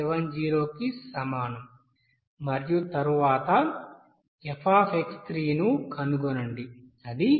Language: Telugu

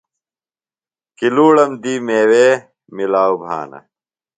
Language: Phalura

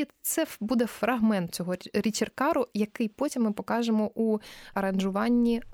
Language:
Ukrainian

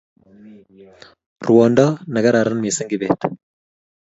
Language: Kalenjin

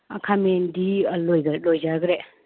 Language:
Manipuri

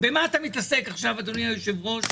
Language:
Hebrew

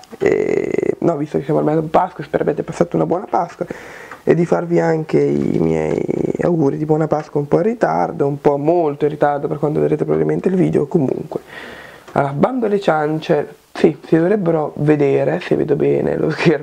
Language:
Italian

